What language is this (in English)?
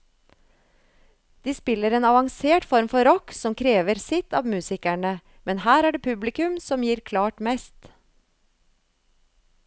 Norwegian